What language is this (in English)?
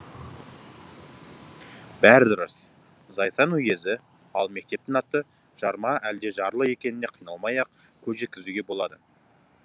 Kazakh